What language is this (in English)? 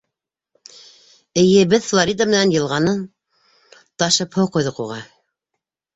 Bashkir